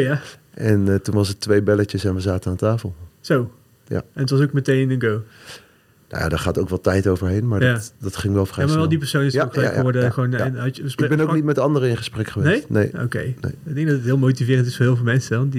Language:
Dutch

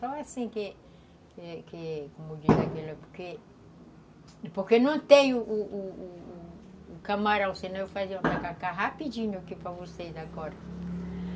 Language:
Portuguese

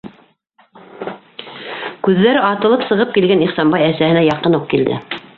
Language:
Bashkir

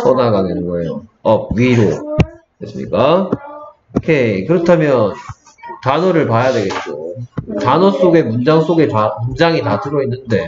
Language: Korean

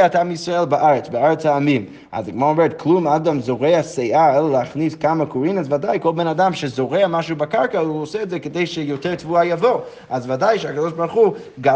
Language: Hebrew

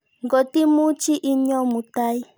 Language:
Kalenjin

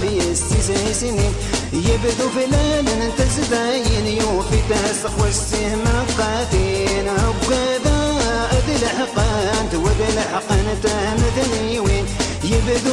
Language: Arabic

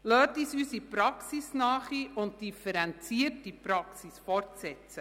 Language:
Swiss German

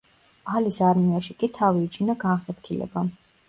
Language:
Georgian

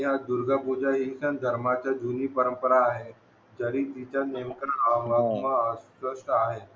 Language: Marathi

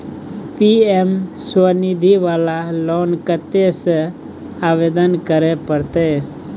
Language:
Maithili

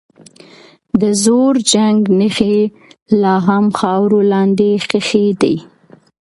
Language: Pashto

